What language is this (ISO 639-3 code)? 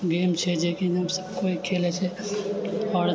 mai